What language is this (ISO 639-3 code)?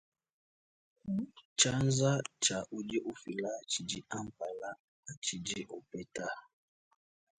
lua